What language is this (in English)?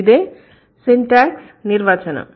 Telugu